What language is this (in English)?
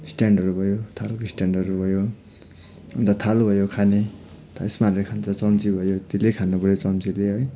Nepali